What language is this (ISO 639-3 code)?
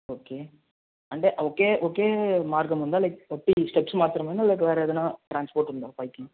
tel